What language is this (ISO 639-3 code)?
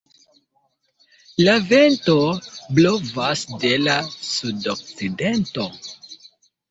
epo